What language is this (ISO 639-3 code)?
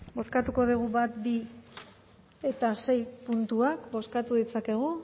eus